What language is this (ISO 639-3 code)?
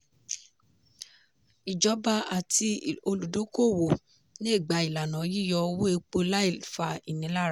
yor